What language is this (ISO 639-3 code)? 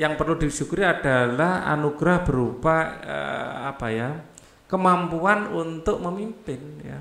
ind